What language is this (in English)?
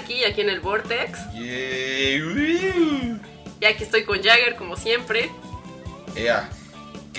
Spanish